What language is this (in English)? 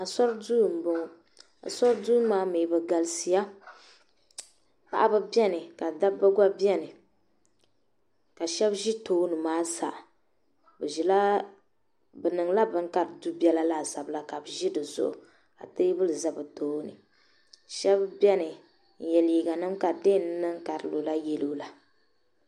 Dagbani